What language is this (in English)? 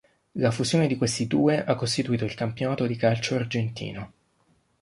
Italian